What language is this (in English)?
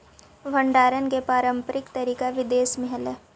Magahi